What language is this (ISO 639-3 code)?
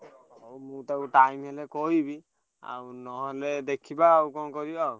ori